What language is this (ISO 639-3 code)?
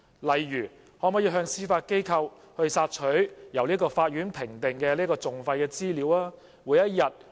yue